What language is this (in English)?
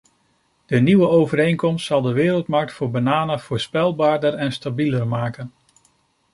Dutch